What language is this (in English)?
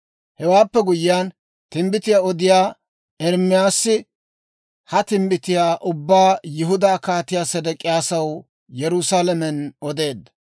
Dawro